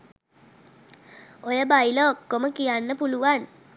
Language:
Sinhala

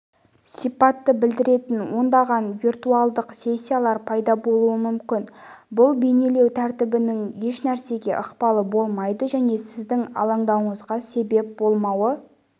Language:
Kazakh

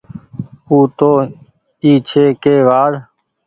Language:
Goaria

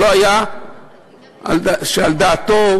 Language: Hebrew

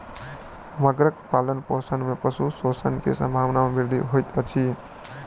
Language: Maithili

